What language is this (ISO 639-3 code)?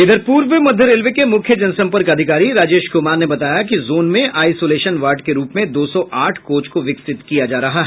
hin